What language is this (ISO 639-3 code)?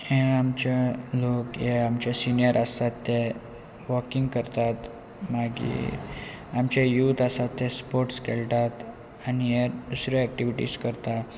kok